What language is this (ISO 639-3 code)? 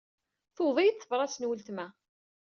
kab